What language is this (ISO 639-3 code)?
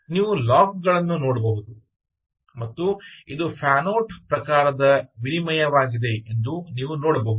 kan